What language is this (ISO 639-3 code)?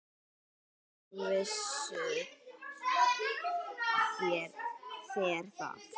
isl